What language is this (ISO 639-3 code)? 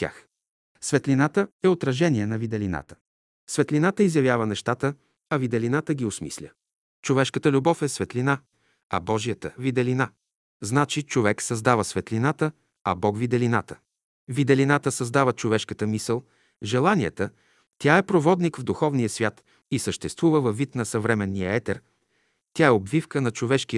bul